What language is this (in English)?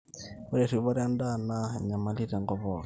Masai